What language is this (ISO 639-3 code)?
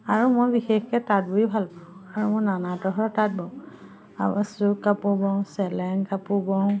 asm